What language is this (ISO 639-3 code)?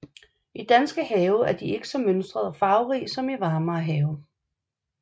dan